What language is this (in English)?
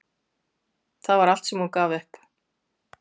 Icelandic